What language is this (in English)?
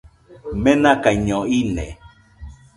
Nüpode Huitoto